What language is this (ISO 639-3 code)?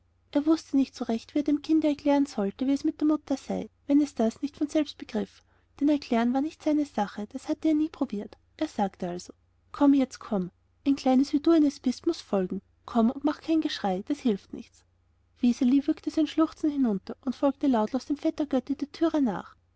deu